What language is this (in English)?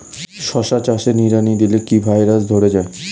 Bangla